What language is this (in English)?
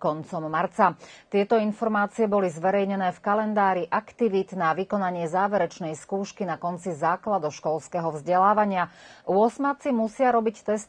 Slovak